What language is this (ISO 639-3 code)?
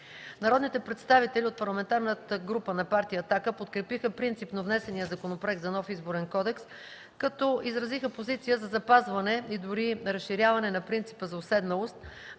bul